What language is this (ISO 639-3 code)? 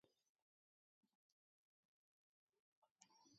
eus